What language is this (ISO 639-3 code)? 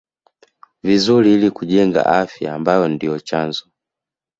swa